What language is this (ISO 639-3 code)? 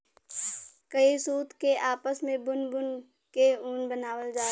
bho